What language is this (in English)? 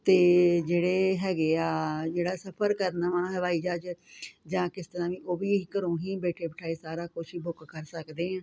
Punjabi